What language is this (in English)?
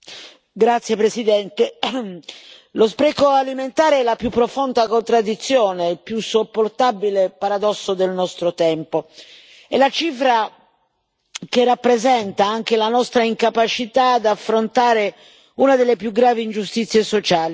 Italian